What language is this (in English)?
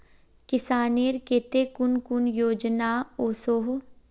Magahi